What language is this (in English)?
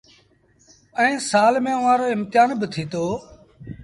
Sindhi Bhil